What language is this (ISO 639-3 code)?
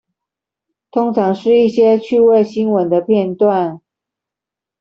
zho